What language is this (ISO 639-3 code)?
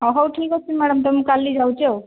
ori